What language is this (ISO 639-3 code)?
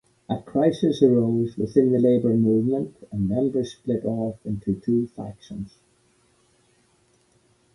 eng